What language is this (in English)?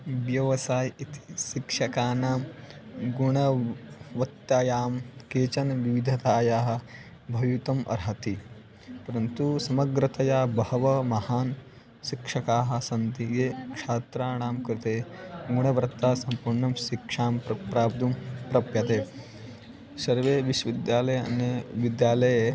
Sanskrit